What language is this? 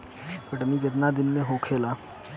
Bhojpuri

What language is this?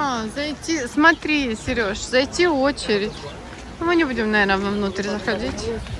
Russian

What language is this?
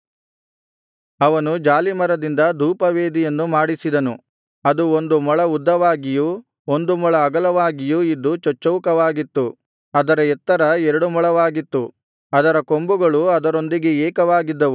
Kannada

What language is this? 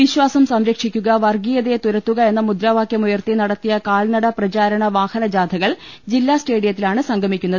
Malayalam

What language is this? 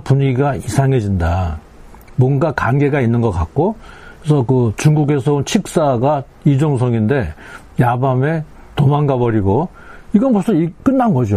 Korean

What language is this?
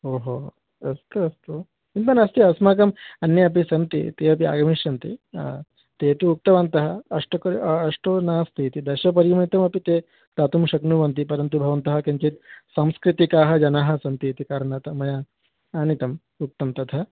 Sanskrit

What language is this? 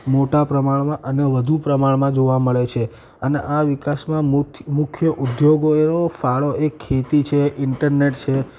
Gujarati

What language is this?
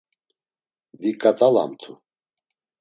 Laz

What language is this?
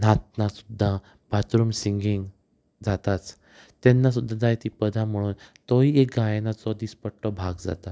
Konkani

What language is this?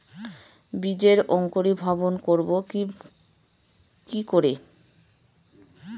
Bangla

